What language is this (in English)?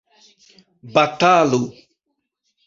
Esperanto